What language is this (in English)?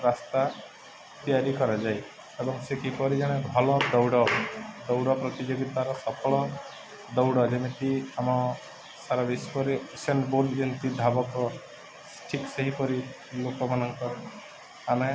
Odia